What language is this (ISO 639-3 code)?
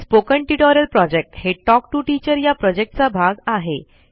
mar